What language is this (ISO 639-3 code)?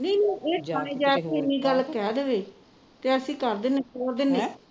pan